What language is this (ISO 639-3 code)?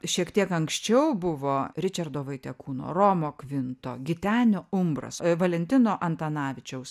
lit